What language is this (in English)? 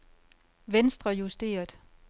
Danish